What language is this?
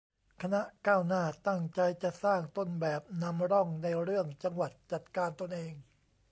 Thai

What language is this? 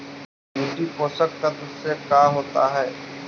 Magahi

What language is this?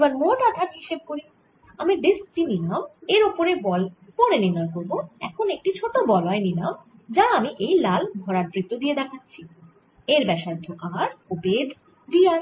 Bangla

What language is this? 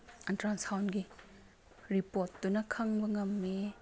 Manipuri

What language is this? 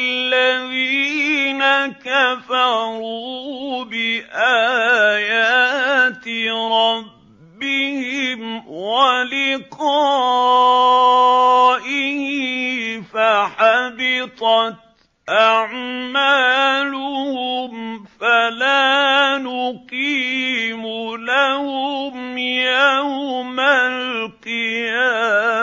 Arabic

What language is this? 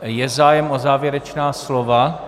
Czech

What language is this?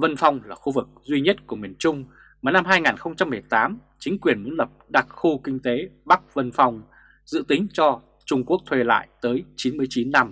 Vietnamese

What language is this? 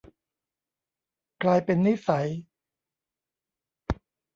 Thai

